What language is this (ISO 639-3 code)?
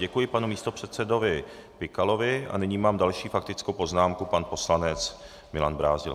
ces